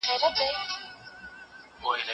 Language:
Pashto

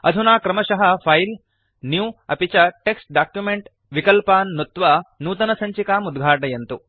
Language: Sanskrit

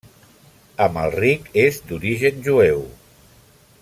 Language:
Catalan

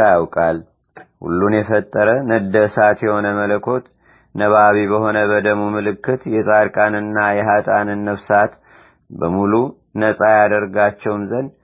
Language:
Amharic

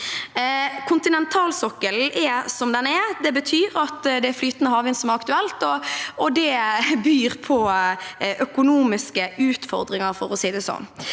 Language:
Norwegian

